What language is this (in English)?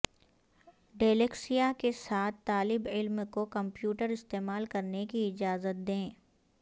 Urdu